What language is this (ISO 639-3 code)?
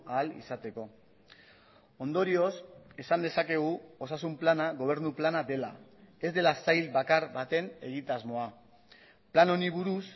eus